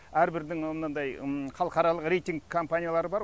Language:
Kazakh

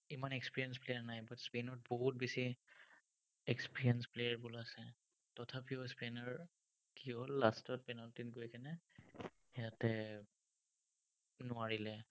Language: Assamese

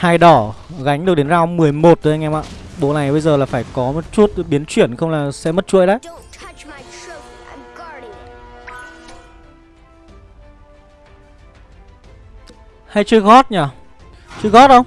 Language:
Vietnamese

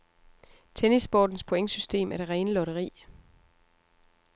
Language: Danish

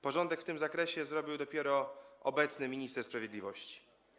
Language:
Polish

